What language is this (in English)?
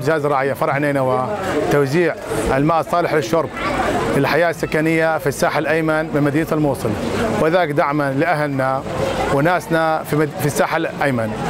Arabic